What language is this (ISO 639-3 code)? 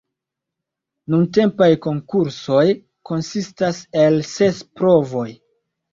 epo